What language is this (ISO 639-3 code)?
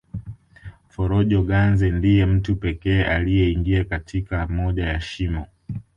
swa